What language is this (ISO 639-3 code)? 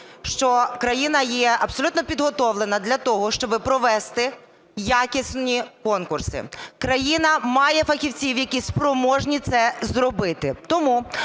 ukr